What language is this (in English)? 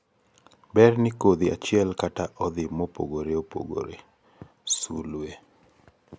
Luo (Kenya and Tanzania)